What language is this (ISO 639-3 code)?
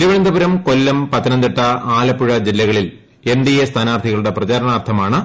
mal